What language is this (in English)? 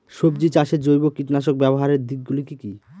Bangla